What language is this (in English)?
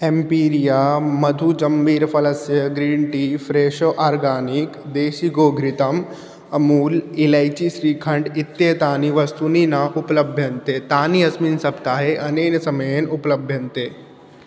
Sanskrit